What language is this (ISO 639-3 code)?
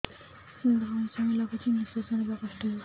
ori